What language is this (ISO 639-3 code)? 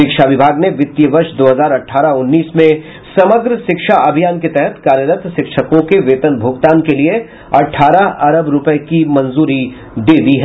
hin